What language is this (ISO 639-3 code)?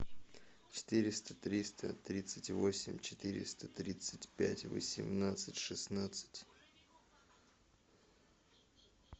rus